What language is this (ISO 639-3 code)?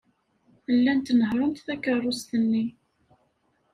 kab